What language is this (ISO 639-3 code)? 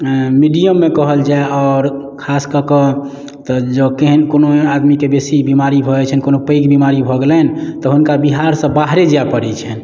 mai